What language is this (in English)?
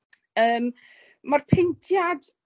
Welsh